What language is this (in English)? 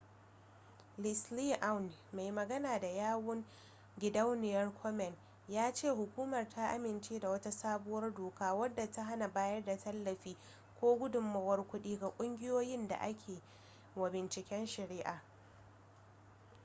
Hausa